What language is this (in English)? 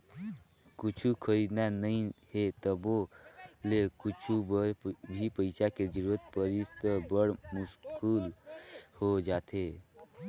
Chhattisgarhi